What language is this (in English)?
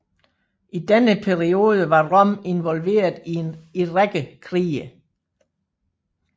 Danish